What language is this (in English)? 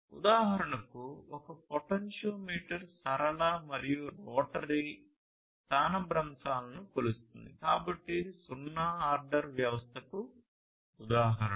Telugu